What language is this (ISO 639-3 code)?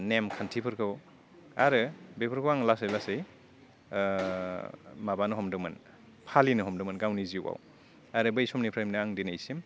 brx